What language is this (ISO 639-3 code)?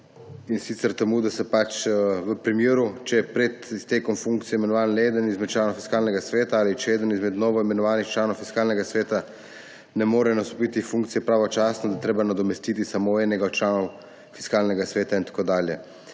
slv